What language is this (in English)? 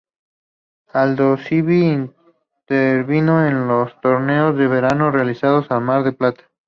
Spanish